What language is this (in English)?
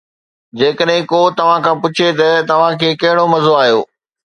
Sindhi